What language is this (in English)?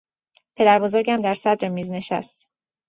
Persian